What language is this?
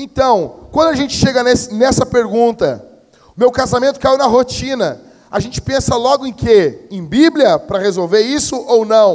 Portuguese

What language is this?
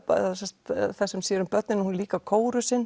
Icelandic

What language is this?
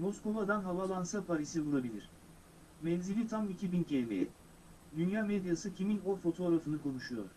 Turkish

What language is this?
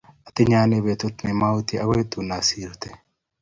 Kalenjin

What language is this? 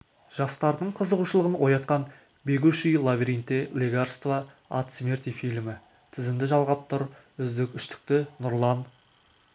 Kazakh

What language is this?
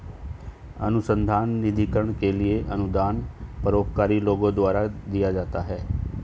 Hindi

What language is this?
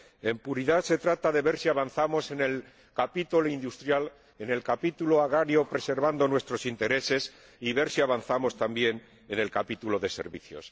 Spanish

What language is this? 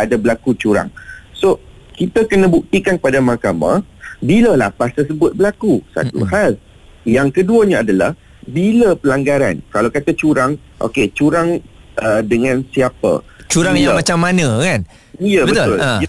Malay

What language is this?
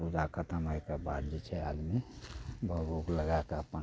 Maithili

